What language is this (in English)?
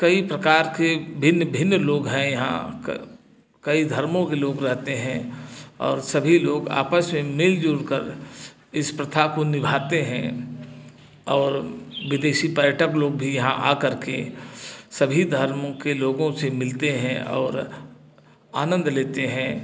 Hindi